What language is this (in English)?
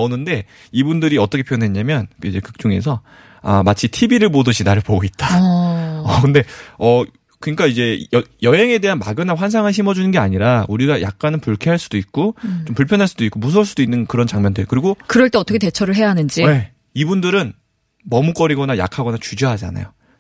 Korean